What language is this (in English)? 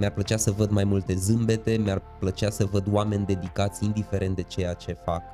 Romanian